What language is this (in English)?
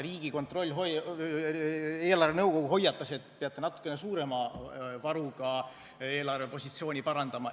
Estonian